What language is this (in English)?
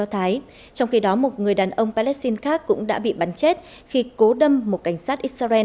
Vietnamese